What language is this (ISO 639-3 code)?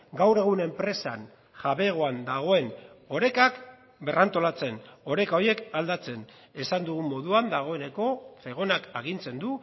eus